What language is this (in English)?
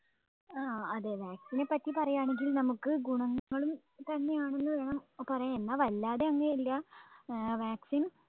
Malayalam